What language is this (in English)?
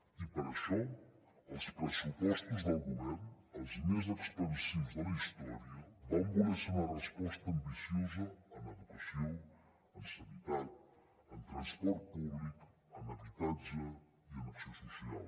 Catalan